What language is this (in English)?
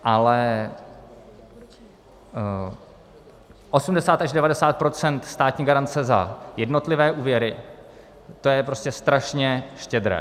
Czech